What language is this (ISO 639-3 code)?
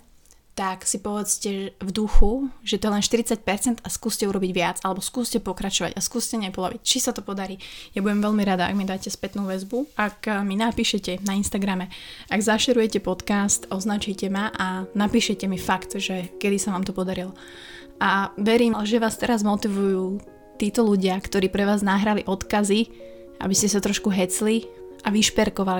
slk